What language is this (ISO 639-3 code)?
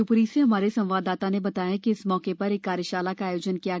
hin